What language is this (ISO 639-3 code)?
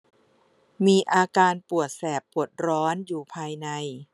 tha